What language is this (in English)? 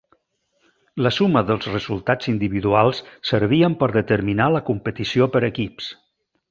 Catalan